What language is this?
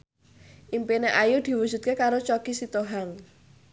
Javanese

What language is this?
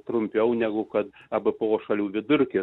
Lithuanian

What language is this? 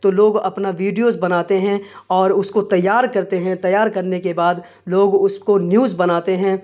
Urdu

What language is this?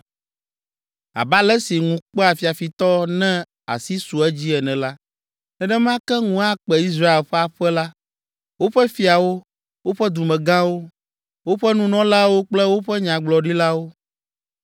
Ewe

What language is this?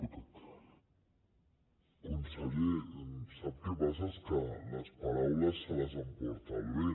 Catalan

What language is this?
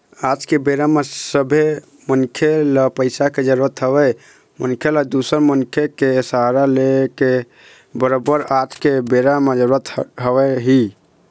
Chhattisgarhi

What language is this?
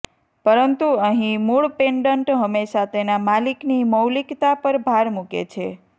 Gujarati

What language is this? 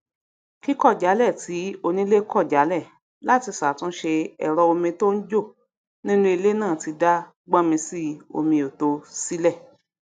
Yoruba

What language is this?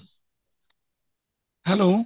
Punjabi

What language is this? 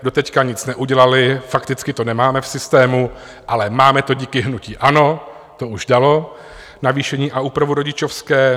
Czech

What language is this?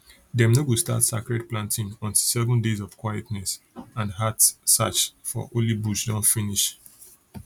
Nigerian Pidgin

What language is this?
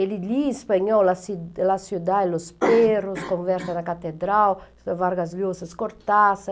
Portuguese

